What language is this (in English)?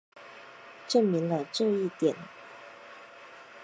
Chinese